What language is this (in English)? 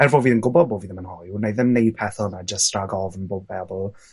Welsh